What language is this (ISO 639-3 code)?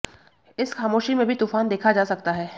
hin